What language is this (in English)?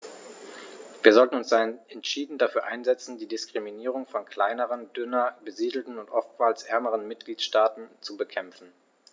German